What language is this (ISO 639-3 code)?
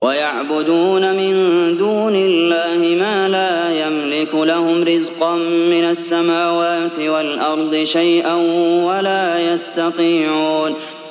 ara